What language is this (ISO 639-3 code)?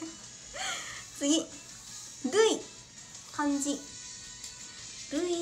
jpn